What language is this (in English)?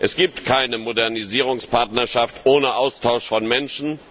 German